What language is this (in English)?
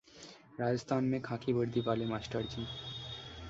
Hindi